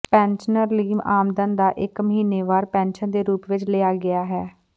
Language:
Punjabi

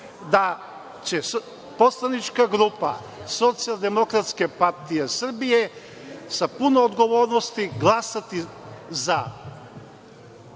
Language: Serbian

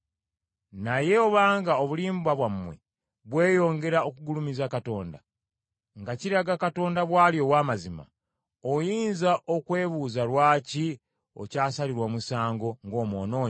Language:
Ganda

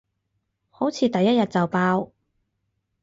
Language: Cantonese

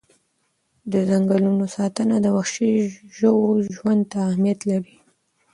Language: Pashto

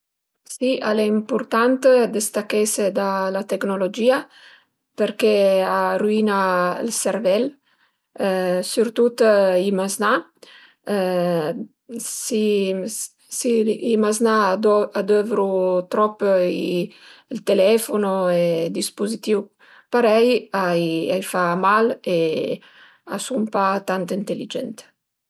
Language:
Piedmontese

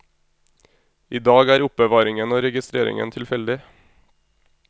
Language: Norwegian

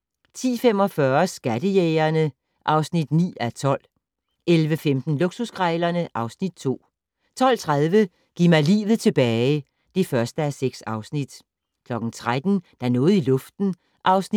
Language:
Danish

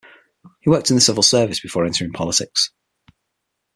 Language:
English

